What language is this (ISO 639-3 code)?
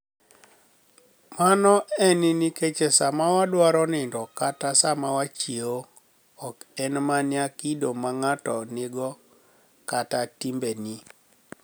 luo